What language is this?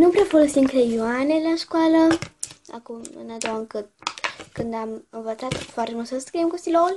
Romanian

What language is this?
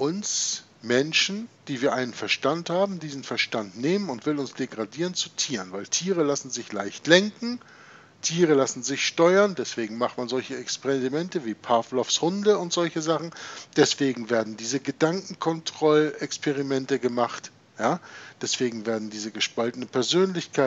German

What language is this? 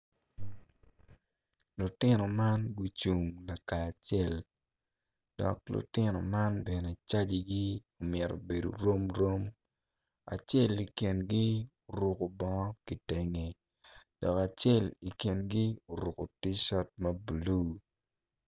Acoli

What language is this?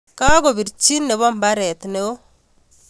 Kalenjin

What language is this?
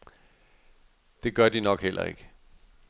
Danish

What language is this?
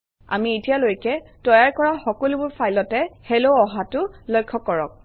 Assamese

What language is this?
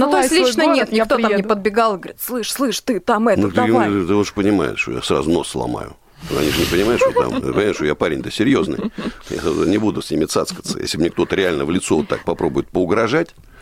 Russian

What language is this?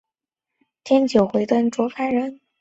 Chinese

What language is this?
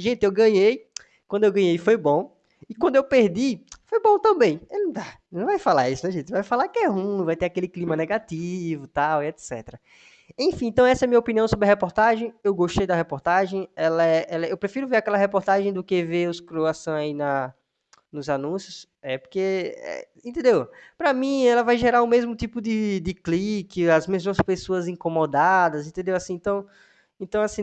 Portuguese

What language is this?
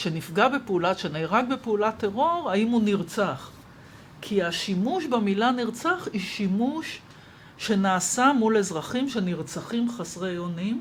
Hebrew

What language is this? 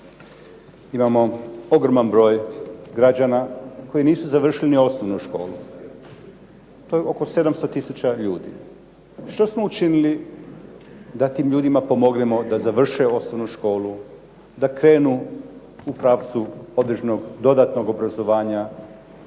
Croatian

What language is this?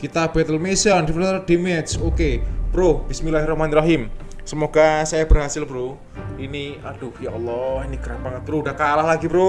Indonesian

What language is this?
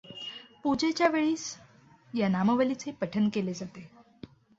Marathi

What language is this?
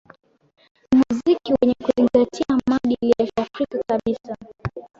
Swahili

